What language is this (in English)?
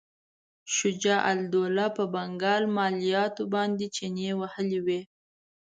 Pashto